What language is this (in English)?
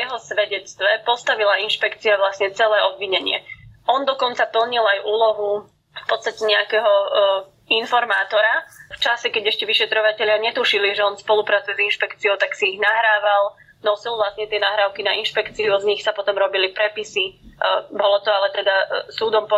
Slovak